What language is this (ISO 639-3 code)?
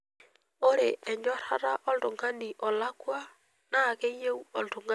mas